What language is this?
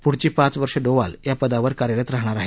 Marathi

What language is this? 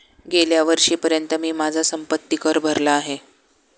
Marathi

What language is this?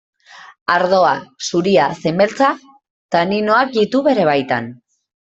Basque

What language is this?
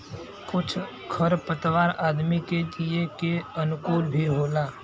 Bhojpuri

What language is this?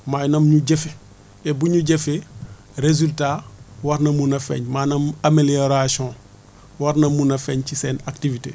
Wolof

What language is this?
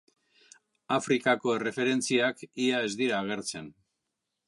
Basque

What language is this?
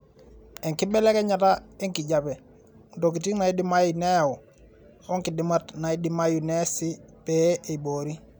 Masai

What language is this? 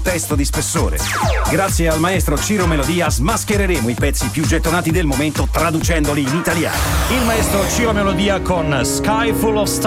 Italian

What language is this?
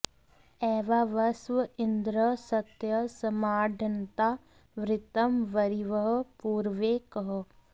Sanskrit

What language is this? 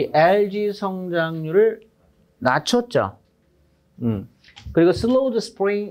Korean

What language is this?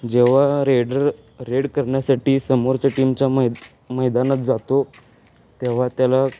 Marathi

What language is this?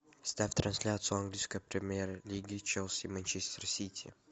Russian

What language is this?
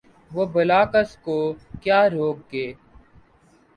Urdu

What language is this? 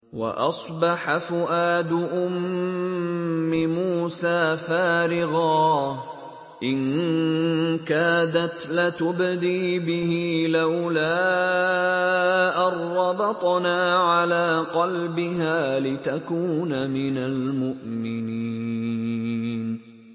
Arabic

